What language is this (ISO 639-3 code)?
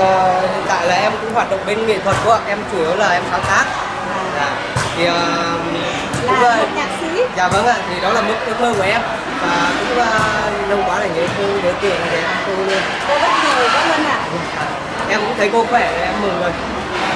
vie